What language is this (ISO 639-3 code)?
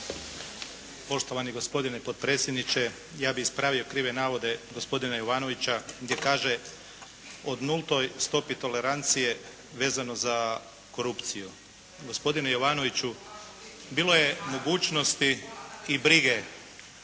hrv